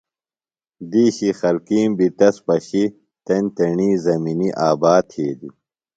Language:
Phalura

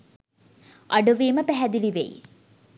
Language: Sinhala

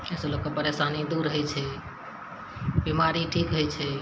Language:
Maithili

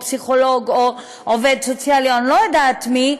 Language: Hebrew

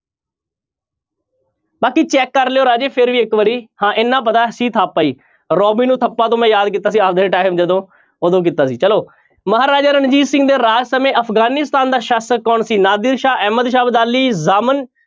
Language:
Punjabi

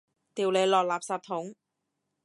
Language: Cantonese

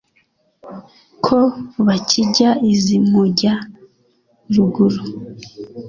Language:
Kinyarwanda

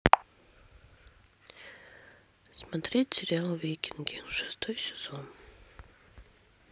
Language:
Russian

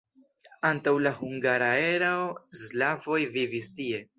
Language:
Esperanto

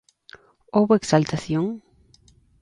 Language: Galician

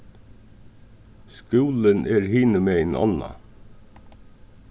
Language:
Faroese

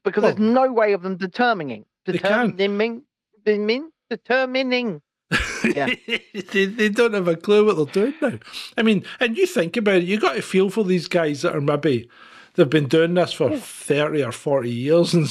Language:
English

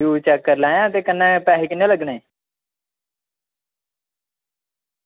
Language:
Dogri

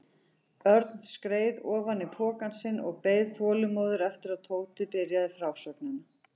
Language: Icelandic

